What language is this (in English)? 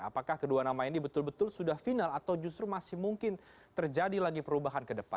Indonesian